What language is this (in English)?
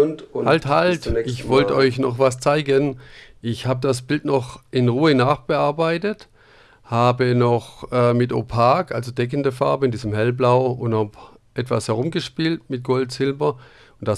German